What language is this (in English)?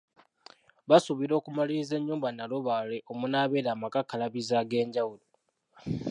Ganda